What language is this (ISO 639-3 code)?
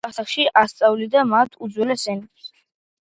kat